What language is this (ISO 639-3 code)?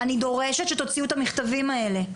heb